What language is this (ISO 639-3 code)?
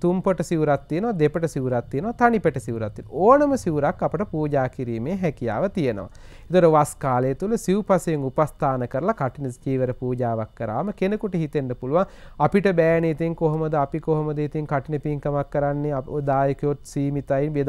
tur